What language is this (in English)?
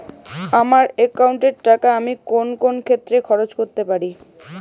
Bangla